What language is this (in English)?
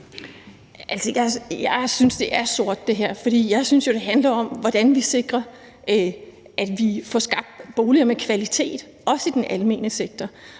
Danish